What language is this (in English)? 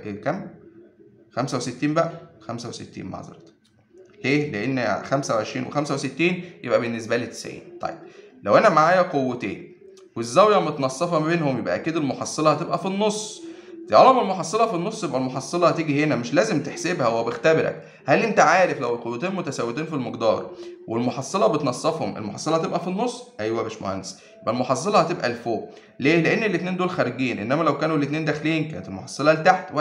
Arabic